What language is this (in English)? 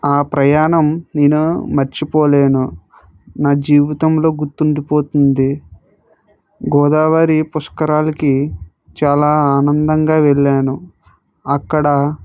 Telugu